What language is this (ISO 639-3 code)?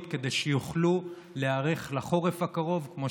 heb